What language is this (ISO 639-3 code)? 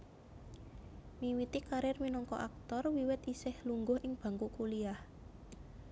jav